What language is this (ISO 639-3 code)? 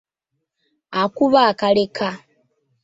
lug